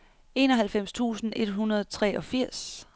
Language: Danish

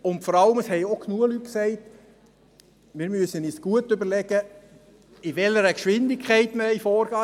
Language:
Swiss German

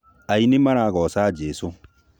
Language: Kikuyu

